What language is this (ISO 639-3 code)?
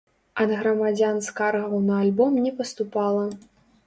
bel